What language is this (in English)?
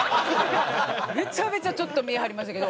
Japanese